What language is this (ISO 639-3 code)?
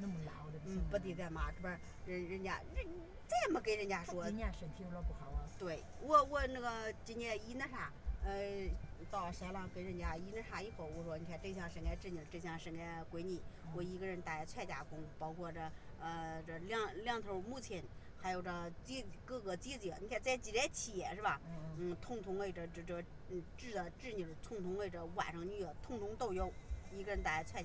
zho